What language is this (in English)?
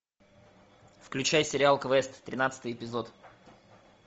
Russian